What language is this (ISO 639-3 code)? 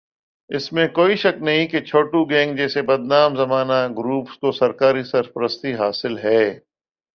urd